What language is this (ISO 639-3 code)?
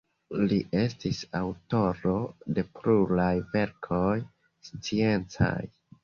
epo